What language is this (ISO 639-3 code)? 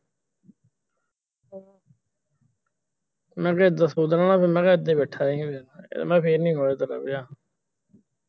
pan